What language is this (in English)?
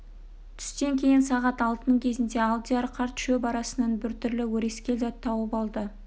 Kazakh